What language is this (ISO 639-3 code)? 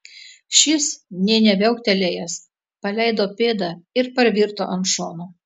lit